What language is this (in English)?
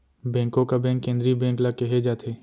Chhattisgarhi